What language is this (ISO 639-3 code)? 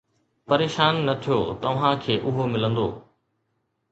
snd